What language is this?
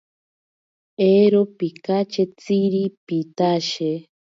Ashéninka Perené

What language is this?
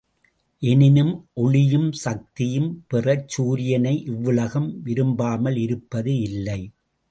Tamil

